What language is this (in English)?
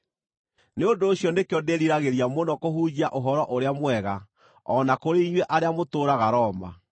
Kikuyu